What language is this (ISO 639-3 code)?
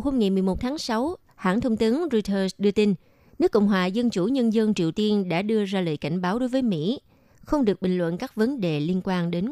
vie